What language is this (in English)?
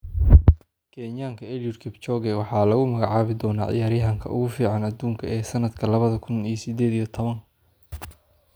Somali